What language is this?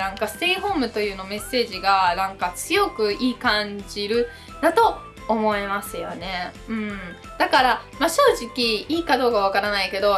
Japanese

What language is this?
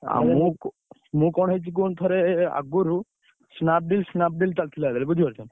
Odia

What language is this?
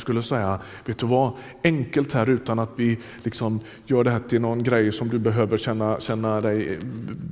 Swedish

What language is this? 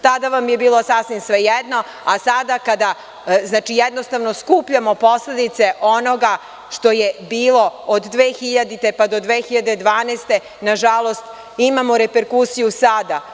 Serbian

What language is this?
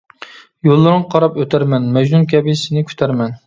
Uyghur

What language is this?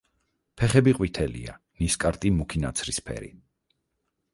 Georgian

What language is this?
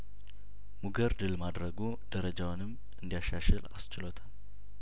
Amharic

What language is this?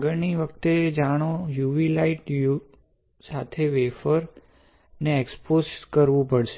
Gujarati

